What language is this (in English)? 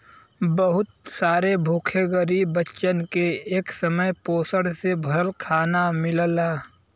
Bhojpuri